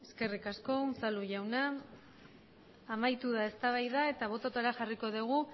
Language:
Basque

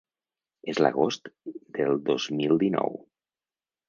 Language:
Catalan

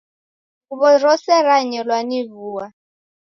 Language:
Taita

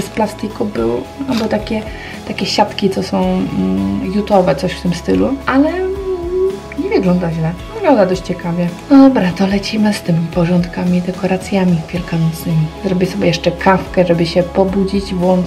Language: Polish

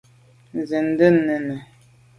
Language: Medumba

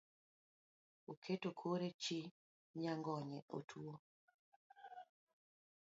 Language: Luo (Kenya and Tanzania)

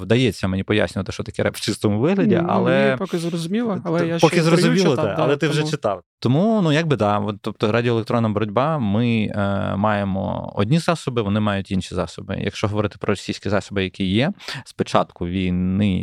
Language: Ukrainian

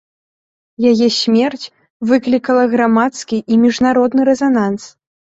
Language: Belarusian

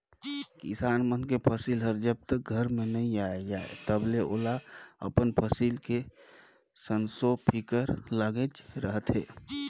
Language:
Chhattisgarhi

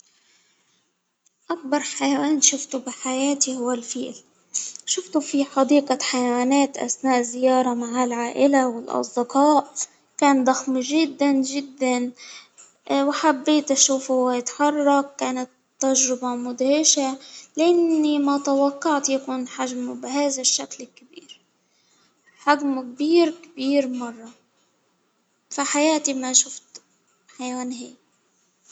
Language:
Hijazi Arabic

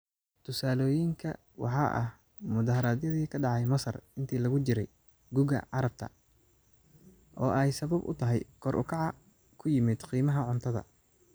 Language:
Somali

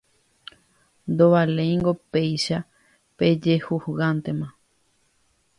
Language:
Guarani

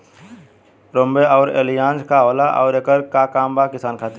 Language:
Bhojpuri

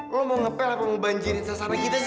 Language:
Indonesian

